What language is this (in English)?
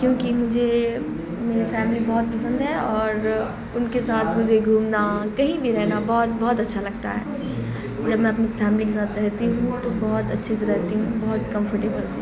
Urdu